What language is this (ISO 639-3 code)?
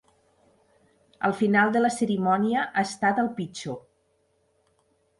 cat